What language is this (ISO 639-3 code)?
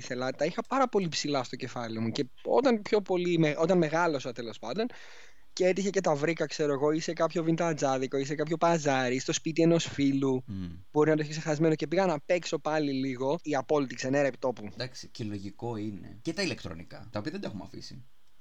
ell